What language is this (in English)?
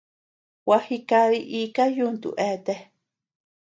Tepeuxila Cuicatec